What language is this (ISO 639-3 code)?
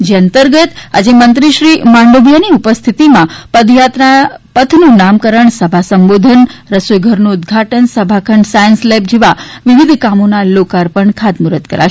guj